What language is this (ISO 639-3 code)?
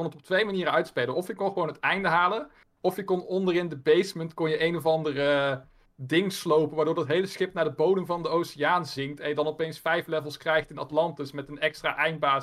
nld